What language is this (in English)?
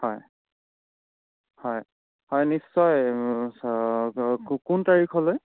Assamese